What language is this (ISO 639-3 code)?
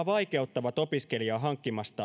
fin